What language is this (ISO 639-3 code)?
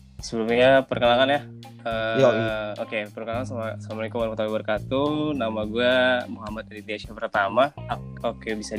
ind